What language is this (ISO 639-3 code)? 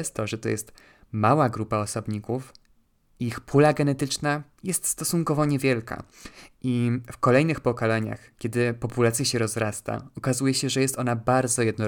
pol